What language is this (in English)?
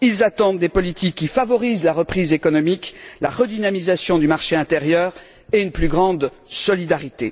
French